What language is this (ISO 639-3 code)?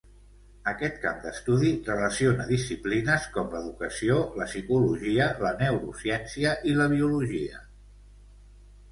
cat